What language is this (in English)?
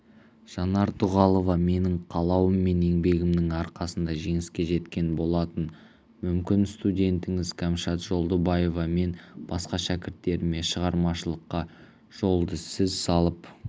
Kazakh